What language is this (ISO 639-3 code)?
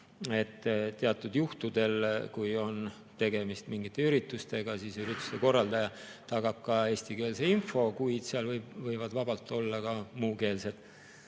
est